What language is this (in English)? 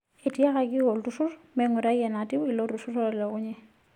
Masai